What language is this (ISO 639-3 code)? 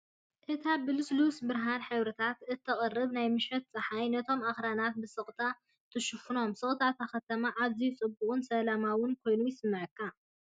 tir